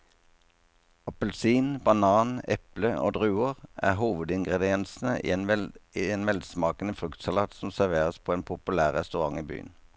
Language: Norwegian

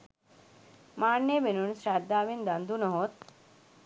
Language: Sinhala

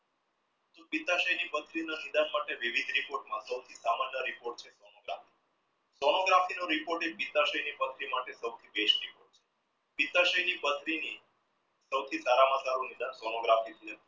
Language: Gujarati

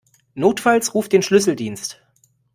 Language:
German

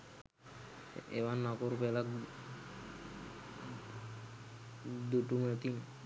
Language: Sinhala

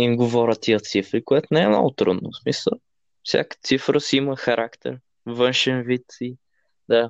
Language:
Bulgarian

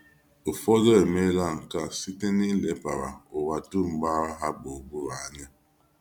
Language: Igbo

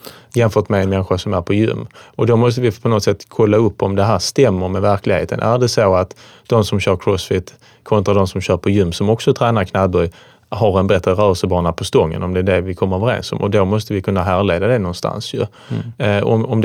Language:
Swedish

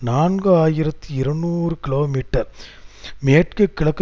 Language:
Tamil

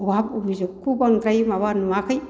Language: Bodo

